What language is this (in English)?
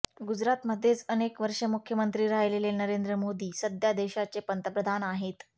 Marathi